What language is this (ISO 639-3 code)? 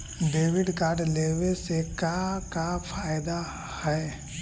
mag